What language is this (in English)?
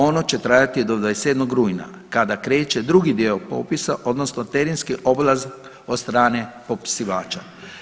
Croatian